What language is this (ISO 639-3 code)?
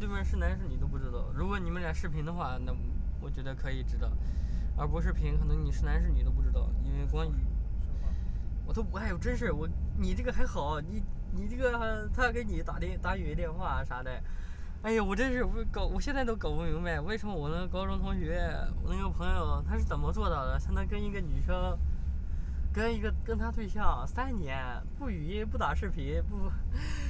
zho